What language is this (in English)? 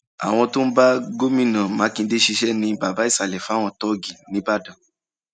Yoruba